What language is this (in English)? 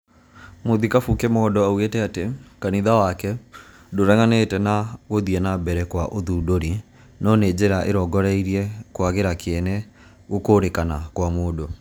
Kikuyu